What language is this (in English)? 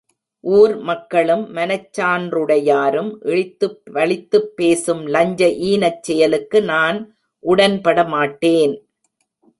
Tamil